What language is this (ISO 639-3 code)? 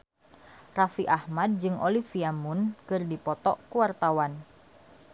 sun